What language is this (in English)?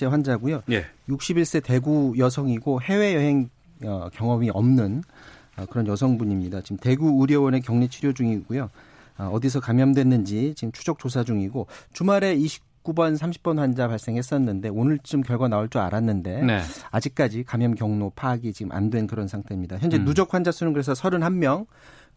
Korean